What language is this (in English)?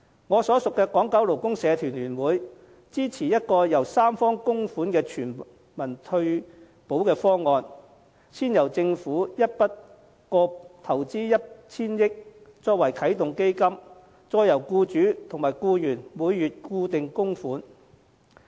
Cantonese